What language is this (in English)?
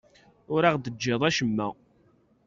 Kabyle